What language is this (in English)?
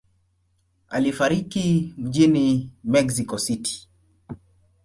Swahili